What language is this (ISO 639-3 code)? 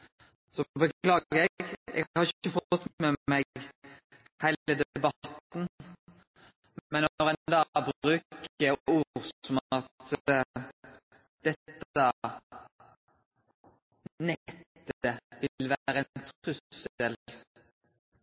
nno